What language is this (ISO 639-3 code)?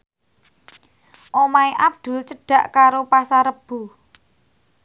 jav